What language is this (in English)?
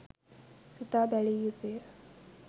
Sinhala